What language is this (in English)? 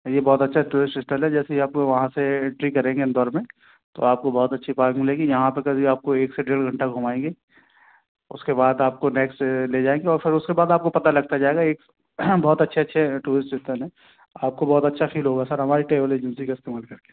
Hindi